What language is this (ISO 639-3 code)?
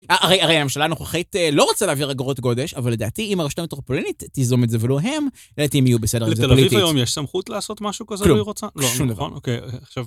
heb